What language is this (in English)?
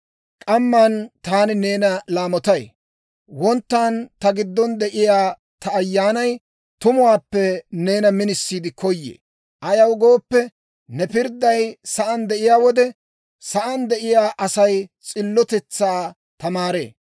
Dawro